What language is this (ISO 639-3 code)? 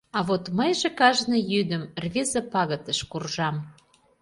chm